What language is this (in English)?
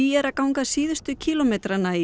Icelandic